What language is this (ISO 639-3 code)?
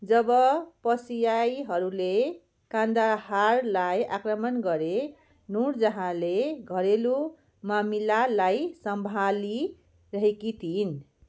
nep